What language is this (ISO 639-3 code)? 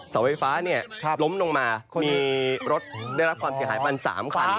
tha